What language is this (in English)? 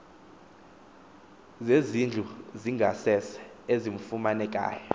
Xhosa